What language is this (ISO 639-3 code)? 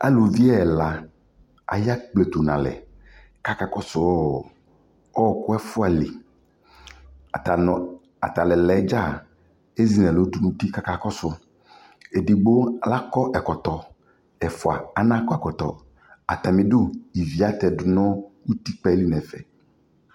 kpo